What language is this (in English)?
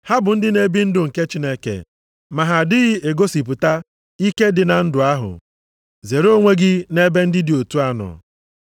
Igbo